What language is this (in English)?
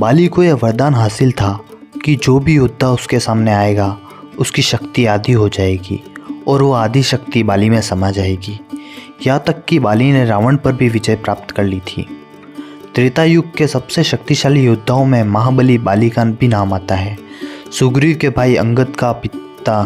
Hindi